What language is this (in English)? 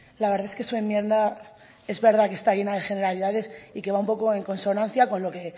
Spanish